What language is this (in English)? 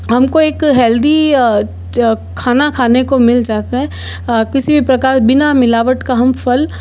Hindi